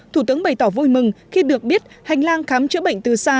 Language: Vietnamese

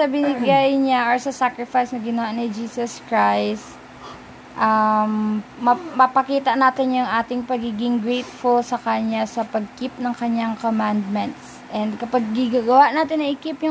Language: Filipino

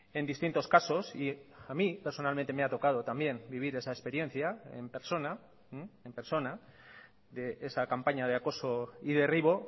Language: Spanish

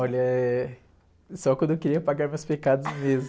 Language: Portuguese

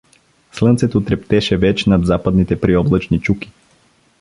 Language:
Bulgarian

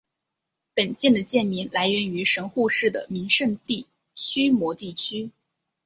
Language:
Chinese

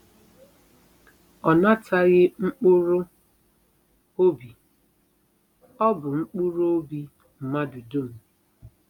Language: Igbo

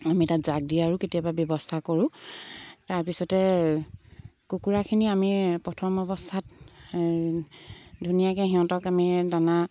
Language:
Assamese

